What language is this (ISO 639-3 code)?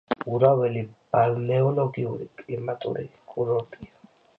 kat